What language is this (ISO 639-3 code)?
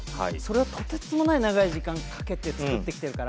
jpn